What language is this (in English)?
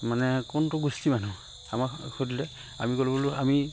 Assamese